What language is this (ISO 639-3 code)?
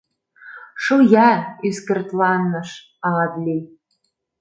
chm